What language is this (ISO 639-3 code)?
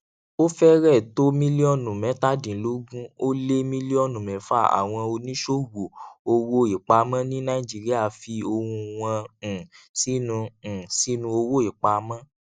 yor